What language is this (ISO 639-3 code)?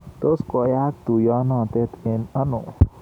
kln